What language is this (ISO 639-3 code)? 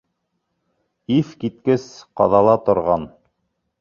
bak